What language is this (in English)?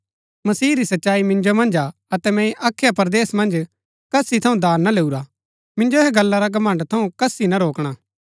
Gaddi